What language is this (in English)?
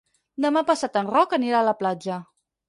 Catalan